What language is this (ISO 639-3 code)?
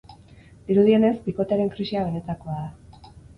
eus